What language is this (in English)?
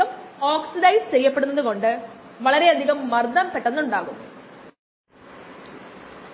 Malayalam